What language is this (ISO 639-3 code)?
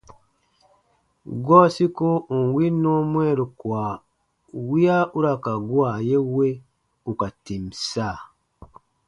bba